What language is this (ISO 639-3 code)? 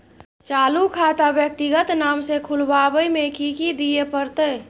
mai